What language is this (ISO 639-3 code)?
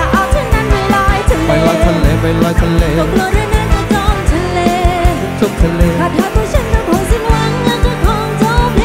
tha